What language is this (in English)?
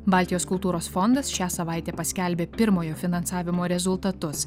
Lithuanian